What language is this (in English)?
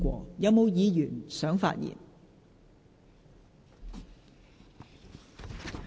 Cantonese